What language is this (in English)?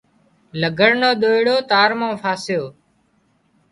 Wadiyara Koli